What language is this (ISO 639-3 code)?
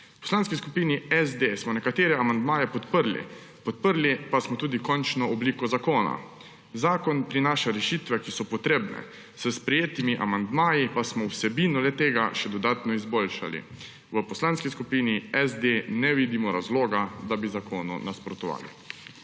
slv